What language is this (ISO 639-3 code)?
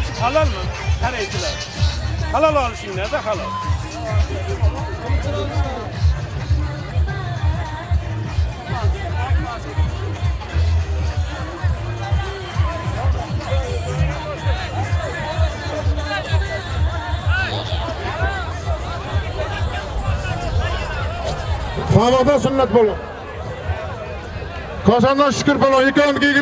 tur